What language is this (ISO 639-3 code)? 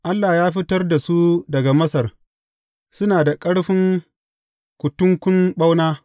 hau